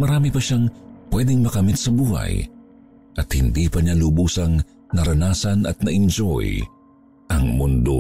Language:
Filipino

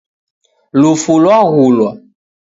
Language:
Taita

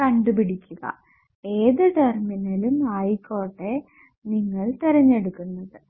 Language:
Malayalam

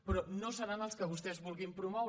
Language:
Catalan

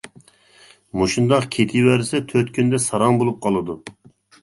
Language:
Uyghur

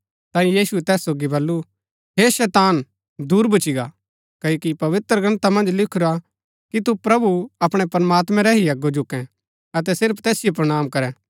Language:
Gaddi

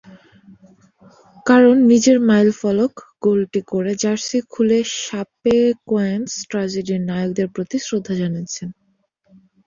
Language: Bangla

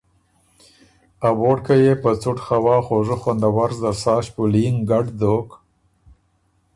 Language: Ormuri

